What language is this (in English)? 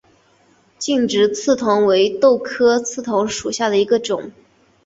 Chinese